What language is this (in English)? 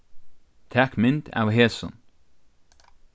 Faroese